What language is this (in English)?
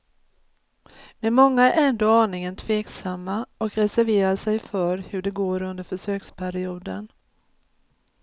Swedish